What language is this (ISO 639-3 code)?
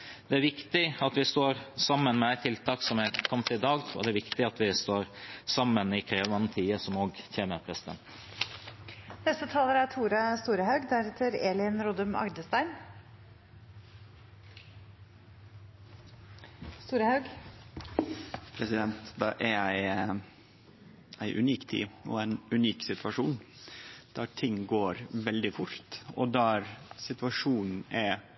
nor